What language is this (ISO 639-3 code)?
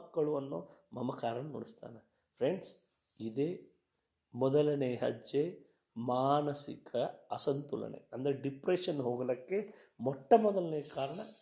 kan